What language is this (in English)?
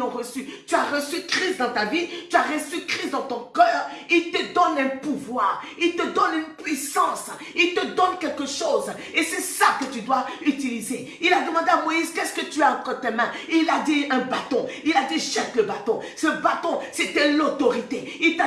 French